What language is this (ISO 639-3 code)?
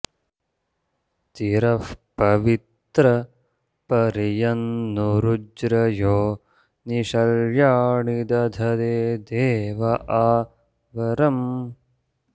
san